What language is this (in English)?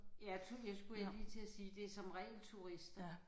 Danish